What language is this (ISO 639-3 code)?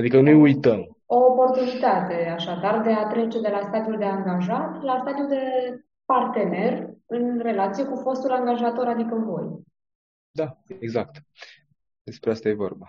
ron